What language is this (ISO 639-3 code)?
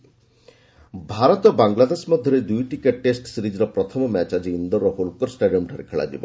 ori